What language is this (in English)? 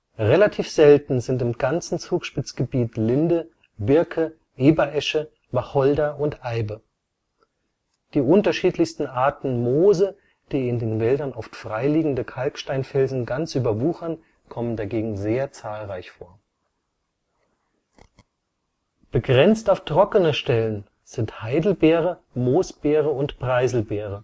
German